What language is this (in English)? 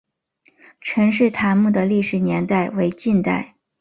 Chinese